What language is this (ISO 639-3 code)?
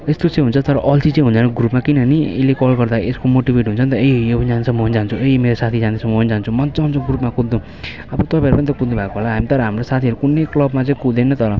nep